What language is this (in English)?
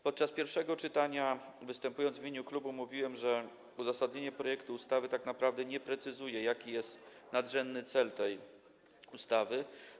Polish